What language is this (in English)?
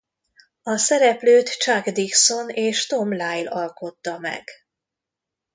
Hungarian